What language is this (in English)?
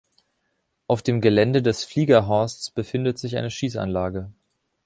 German